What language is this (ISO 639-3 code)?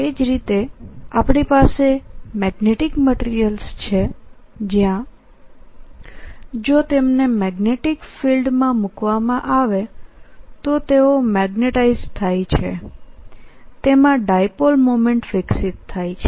guj